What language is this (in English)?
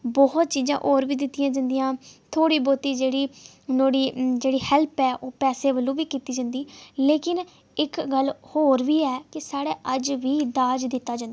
Dogri